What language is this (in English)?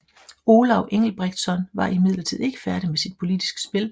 Danish